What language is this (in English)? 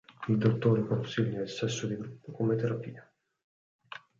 Italian